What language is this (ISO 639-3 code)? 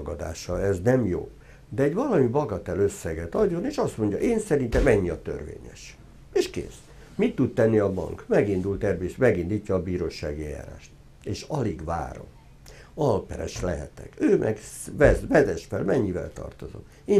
hun